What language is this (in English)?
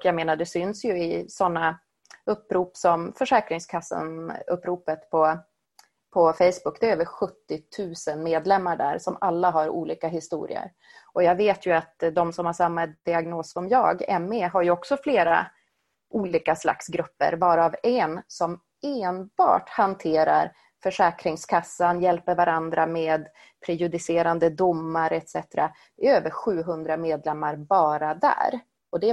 Swedish